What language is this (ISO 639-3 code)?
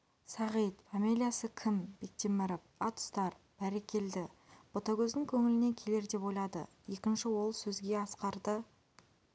kaz